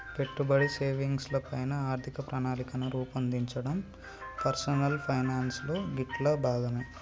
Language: Telugu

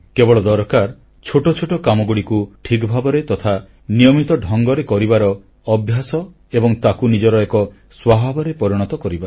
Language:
Odia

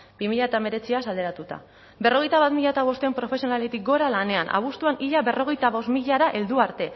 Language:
Basque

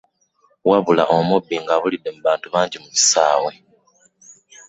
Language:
Ganda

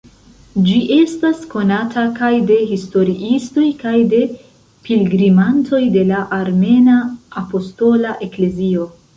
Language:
Esperanto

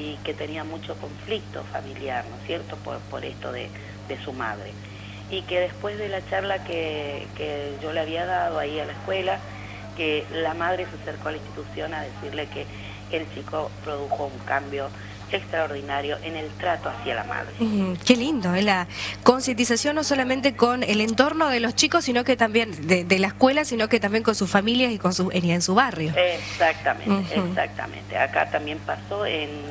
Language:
Spanish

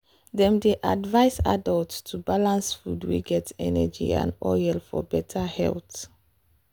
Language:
Nigerian Pidgin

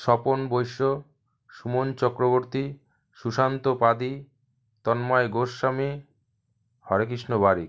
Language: Bangla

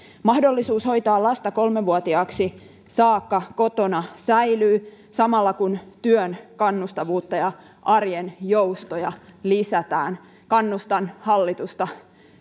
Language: Finnish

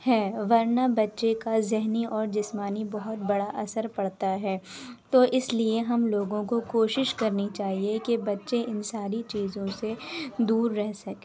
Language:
Urdu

